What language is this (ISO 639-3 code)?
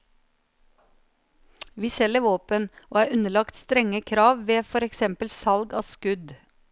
nor